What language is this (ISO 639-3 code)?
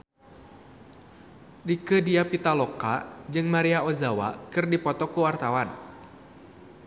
sun